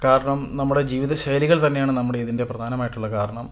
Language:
Malayalam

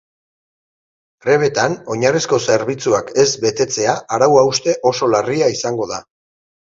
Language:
Basque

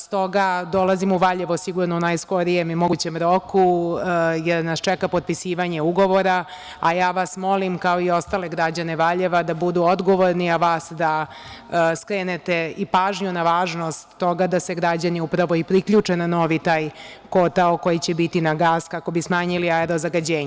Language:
Serbian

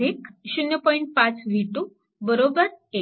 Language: Marathi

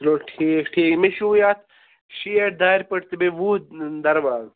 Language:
Kashmiri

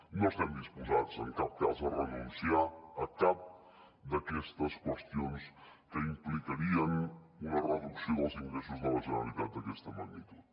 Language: Catalan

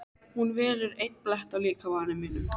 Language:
Icelandic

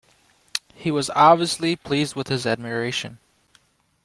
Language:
English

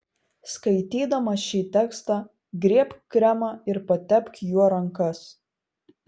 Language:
Lithuanian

